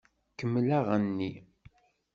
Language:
Kabyle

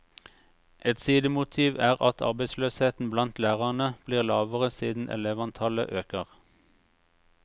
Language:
Norwegian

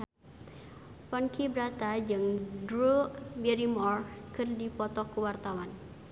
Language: Sundanese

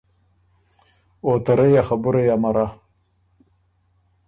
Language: Ormuri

